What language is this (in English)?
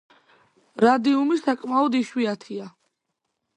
Georgian